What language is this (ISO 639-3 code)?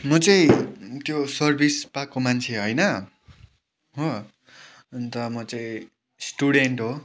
nep